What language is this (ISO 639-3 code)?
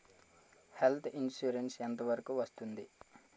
tel